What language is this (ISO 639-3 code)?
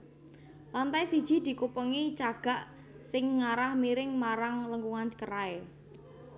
jav